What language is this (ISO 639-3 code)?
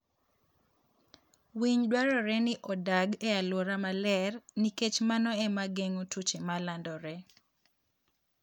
luo